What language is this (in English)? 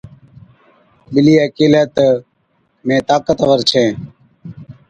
Od